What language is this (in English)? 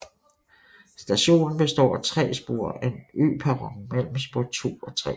Danish